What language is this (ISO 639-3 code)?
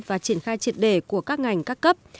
vie